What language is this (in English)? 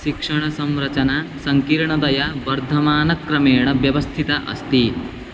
Sanskrit